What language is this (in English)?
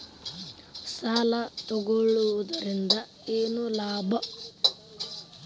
Kannada